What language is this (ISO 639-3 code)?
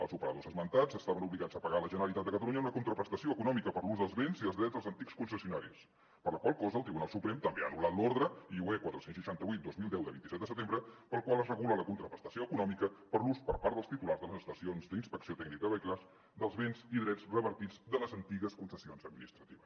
cat